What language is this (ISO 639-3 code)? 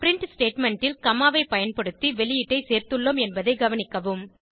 tam